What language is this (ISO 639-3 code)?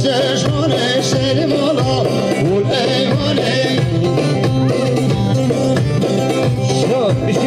ara